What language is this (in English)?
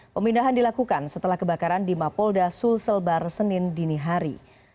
Indonesian